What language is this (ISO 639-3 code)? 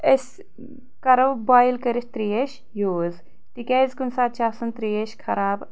kas